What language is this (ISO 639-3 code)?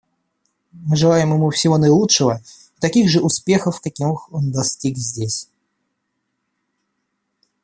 rus